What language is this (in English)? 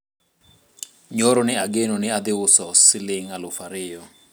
Luo (Kenya and Tanzania)